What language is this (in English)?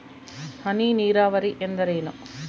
Kannada